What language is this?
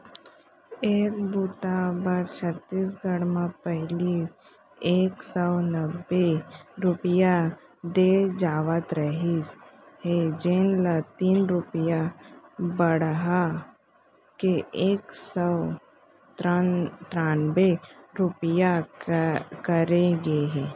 Chhattisgarhi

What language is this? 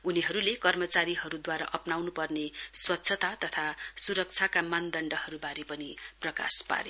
Nepali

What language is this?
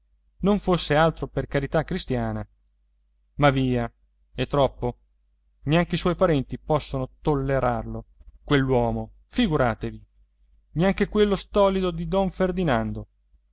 Italian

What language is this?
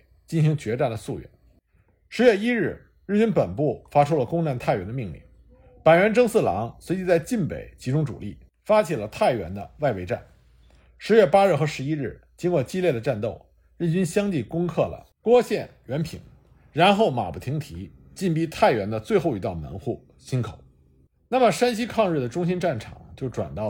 Chinese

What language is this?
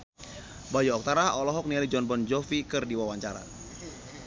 Sundanese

